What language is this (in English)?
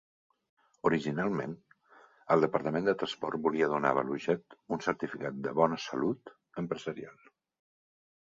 Catalan